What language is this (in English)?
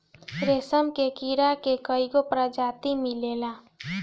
Bhojpuri